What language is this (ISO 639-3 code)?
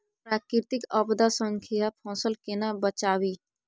mai